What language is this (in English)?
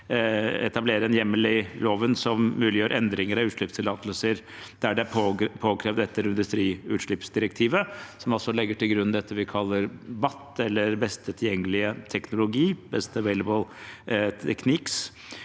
Norwegian